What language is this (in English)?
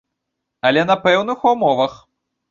Belarusian